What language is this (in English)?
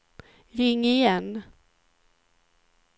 Swedish